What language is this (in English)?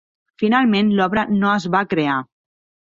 Catalan